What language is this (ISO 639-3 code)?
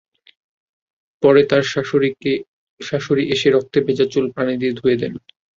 ben